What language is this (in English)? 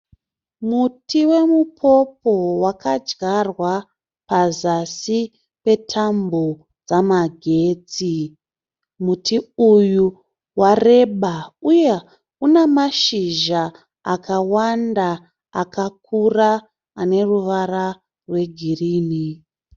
Shona